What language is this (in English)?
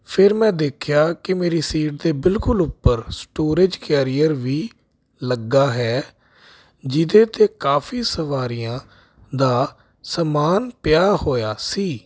Punjabi